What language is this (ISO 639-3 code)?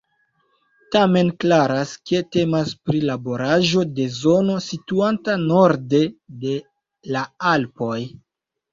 epo